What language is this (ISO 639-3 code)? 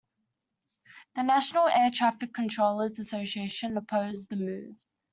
eng